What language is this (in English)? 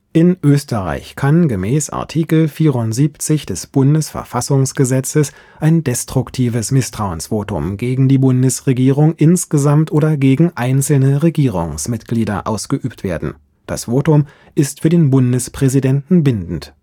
German